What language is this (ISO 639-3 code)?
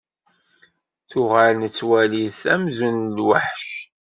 kab